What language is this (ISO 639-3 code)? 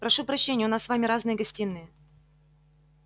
rus